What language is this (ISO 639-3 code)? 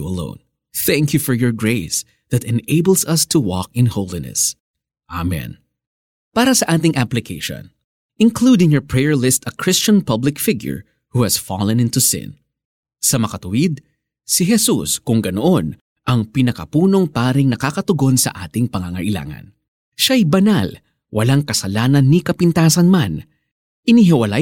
fil